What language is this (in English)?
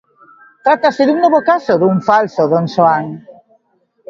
Galician